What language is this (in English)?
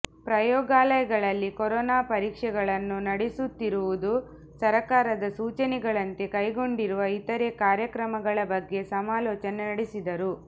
Kannada